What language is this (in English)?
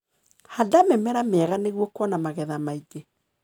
Kikuyu